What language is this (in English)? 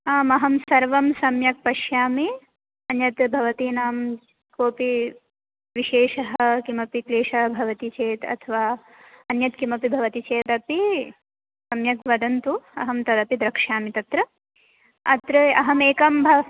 Sanskrit